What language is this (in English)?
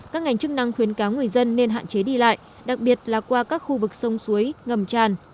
Vietnamese